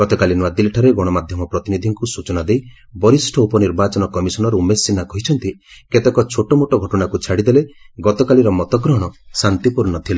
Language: Odia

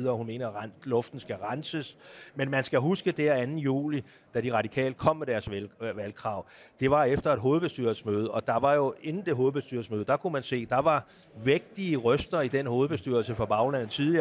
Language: Danish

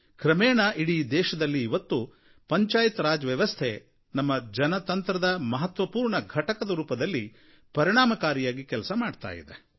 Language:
Kannada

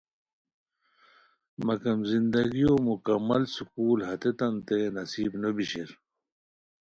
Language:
Khowar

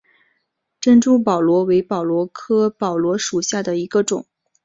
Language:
Chinese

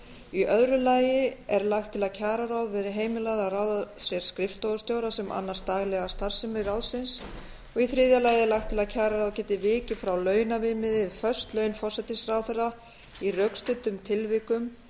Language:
Icelandic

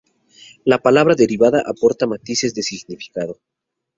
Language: Spanish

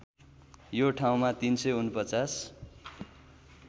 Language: Nepali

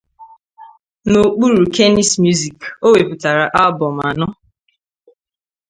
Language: Igbo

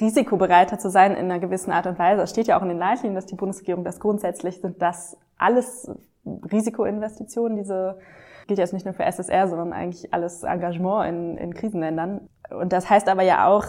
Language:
German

